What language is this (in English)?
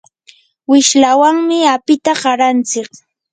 Yanahuanca Pasco Quechua